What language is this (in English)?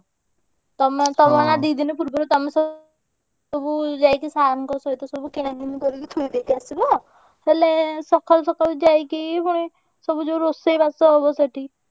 Odia